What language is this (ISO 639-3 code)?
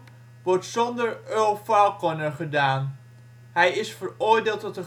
nld